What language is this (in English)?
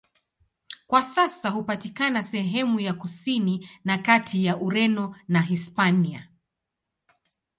Swahili